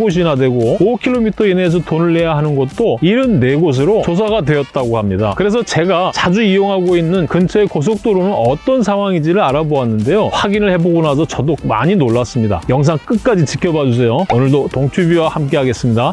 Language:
Korean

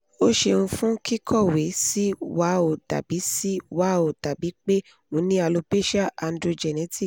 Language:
Yoruba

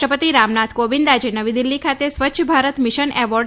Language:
Gujarati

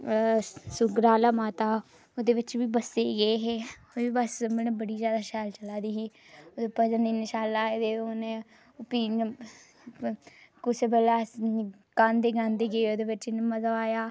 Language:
Dogri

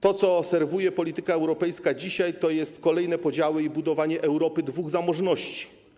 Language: Polish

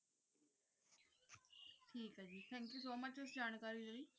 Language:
Punjabi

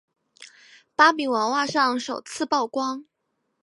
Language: Chinese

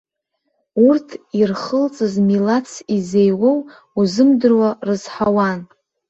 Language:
Abkhazian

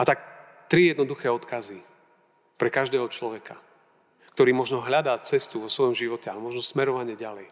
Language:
Slovak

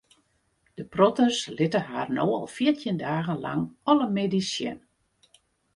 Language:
Western Frisian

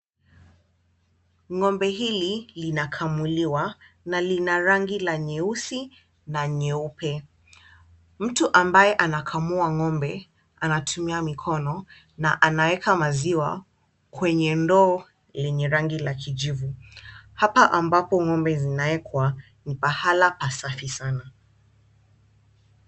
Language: Swahili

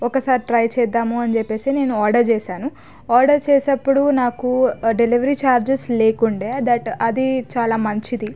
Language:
Telugu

